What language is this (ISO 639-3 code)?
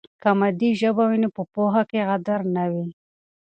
pus